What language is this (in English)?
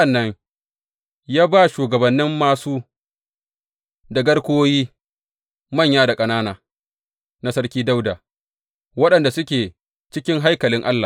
Hausa